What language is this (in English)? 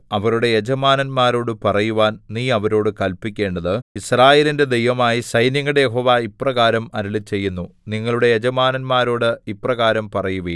Malayalam